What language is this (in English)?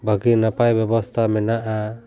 Santali